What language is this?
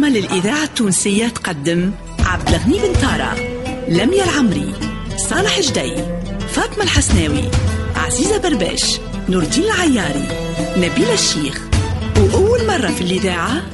Arabic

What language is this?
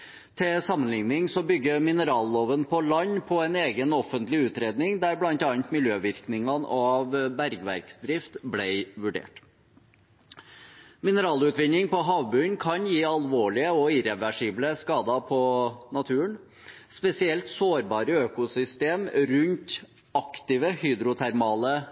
Norwegian Bokmål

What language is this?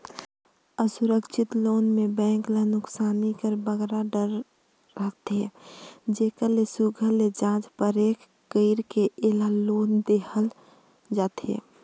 Chhattisgarhi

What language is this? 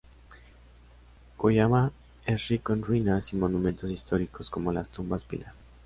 Spanish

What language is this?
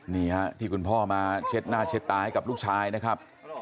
Thai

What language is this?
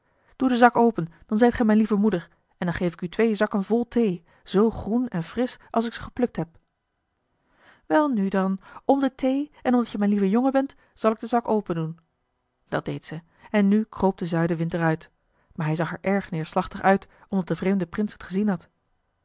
Dutch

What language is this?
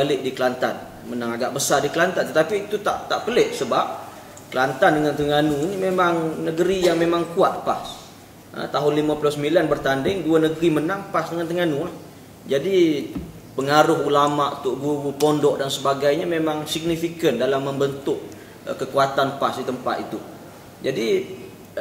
Malay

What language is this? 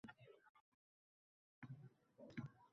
Uzbek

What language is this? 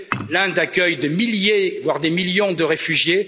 French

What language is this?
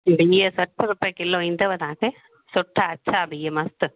Sindhi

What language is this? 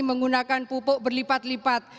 Indonesian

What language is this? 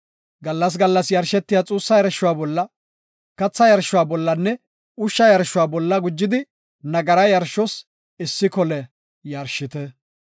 Gofa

